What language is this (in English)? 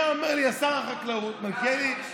Hebrew